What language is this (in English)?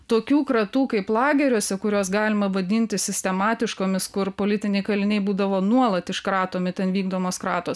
Lithuanian